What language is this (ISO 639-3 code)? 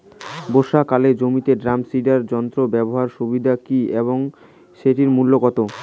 ben